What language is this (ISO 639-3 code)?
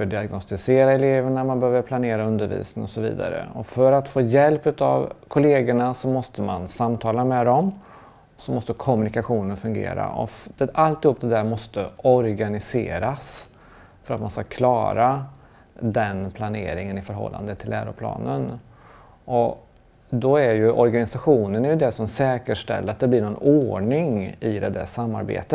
swe